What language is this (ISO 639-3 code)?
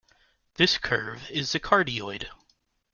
eng